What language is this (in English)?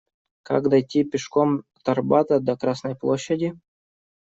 Russian